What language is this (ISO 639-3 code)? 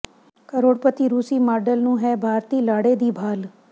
pan